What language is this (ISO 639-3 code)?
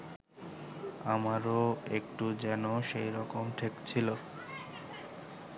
ben